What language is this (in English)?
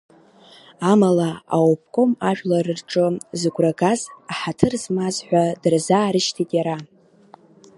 Abkhazian